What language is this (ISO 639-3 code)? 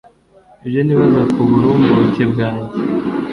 kin